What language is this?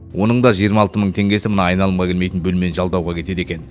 Kazakh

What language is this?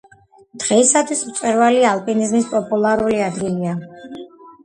Georgian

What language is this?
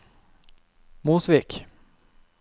Norwegian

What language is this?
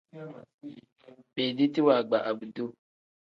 Tem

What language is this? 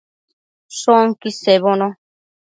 Matsés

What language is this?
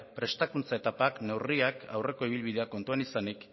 Basque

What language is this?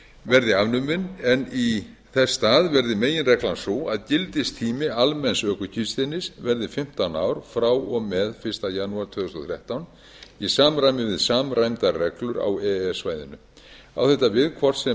Icelandic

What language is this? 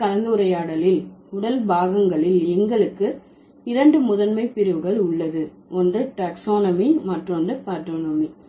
Tamil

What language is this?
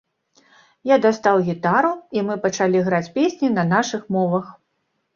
Belarusian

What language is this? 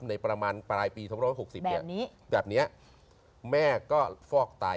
Thai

